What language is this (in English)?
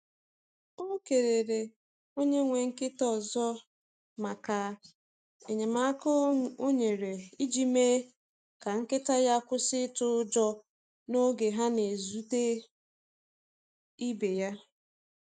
Igbo